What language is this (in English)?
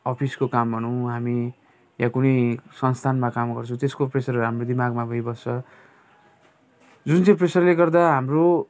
Nepali